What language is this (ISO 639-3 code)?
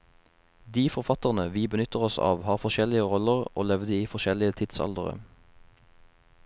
nor